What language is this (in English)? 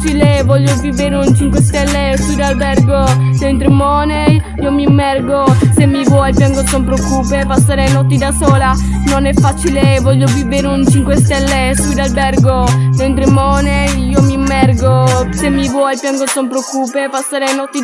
Italian